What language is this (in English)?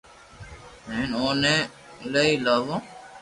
Loarki